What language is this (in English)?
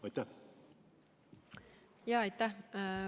Estonian